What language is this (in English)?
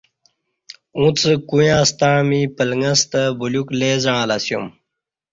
Kati